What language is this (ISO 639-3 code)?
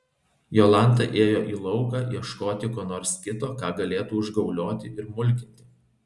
lit